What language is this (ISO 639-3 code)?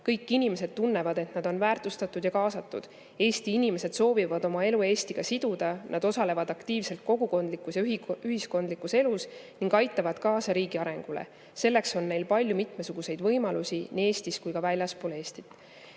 est